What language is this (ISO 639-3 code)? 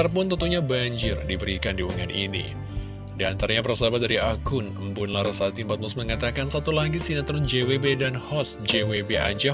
ind